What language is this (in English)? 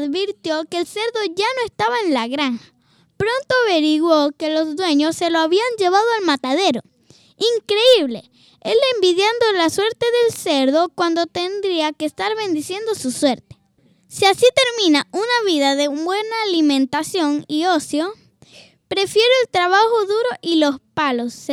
Spanish